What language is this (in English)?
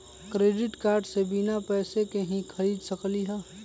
Magahi